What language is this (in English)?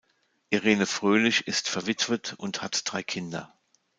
German